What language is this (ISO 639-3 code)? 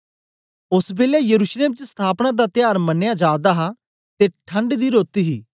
doi